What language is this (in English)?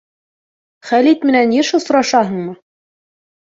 Bashkir